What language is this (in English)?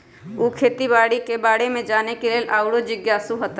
Magahi